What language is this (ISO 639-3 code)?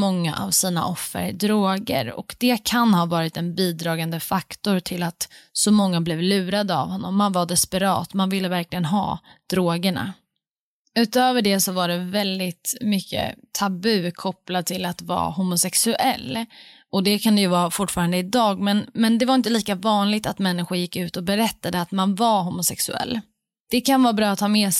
swe